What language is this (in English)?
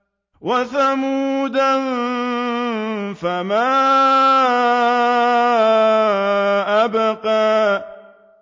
Arabic